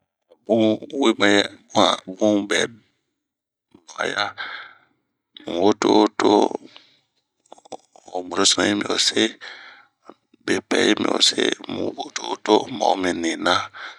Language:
Bomu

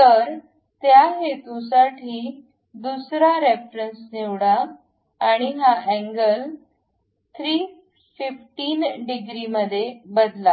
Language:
Marathi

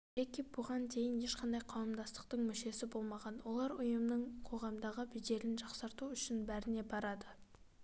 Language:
Kazakh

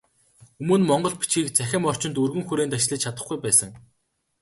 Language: Mongolian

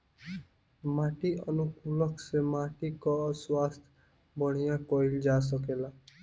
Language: Bhojpuri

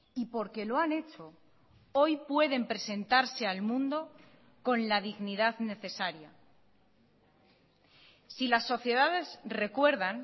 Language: Spanish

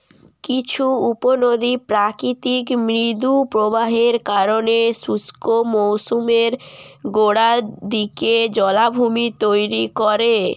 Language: Bangla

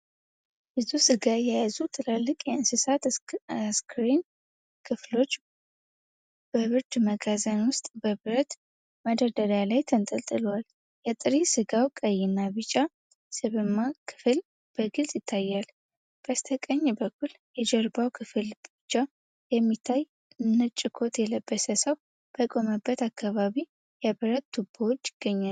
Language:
Amharic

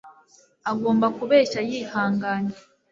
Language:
Kinyarwanda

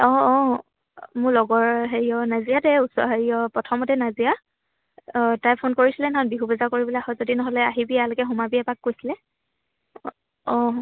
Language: Assamese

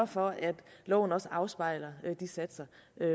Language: Danish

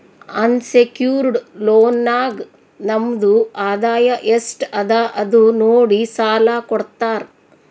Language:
Kannada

